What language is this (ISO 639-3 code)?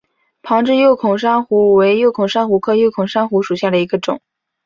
zho